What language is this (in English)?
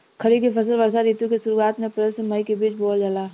Bhojpuri